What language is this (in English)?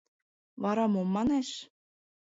Mari